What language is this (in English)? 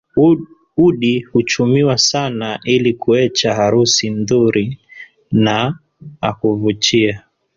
Swahili